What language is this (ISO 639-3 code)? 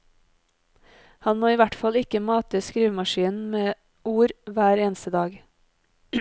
nor